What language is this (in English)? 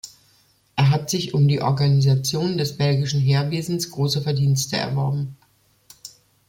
German